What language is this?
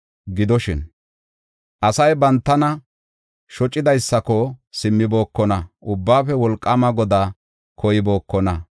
Gofa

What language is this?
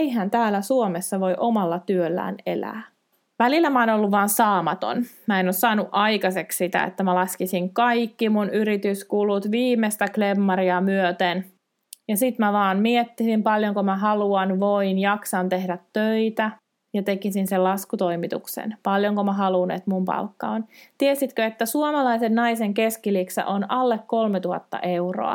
Finnish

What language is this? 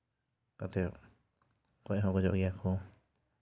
Santali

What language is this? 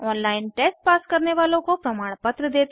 Hindi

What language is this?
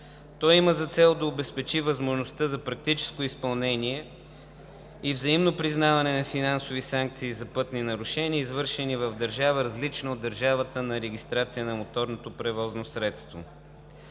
Bulgarian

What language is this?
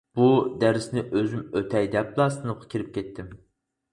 Uyghur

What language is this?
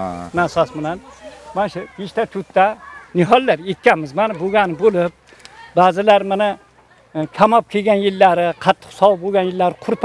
Turkish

